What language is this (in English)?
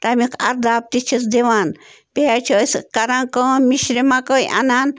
Kashmiri